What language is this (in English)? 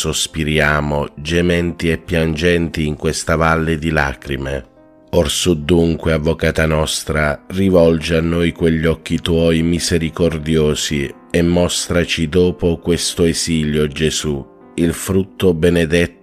Italian